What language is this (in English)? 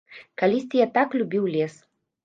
Belarusian